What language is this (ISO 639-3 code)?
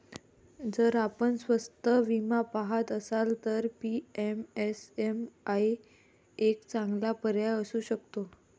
mar